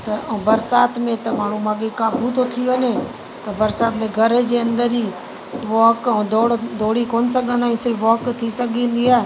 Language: Sindhi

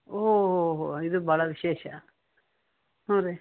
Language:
Kannada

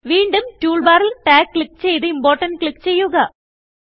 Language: Malayalam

